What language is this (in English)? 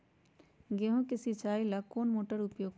Magahi